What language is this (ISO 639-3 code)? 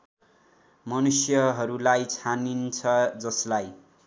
nep